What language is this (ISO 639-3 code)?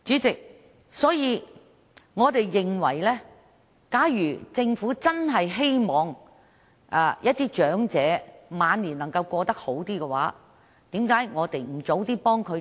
yue